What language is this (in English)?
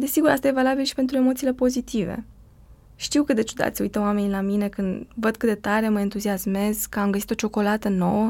Romanian